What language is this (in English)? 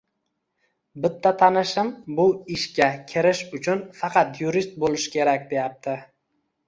Uzbek